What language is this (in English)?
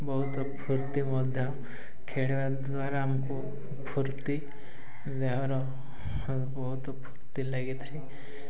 Odia